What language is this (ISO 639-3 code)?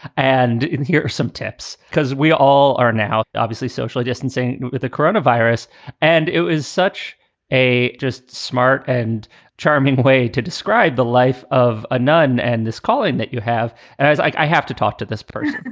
eng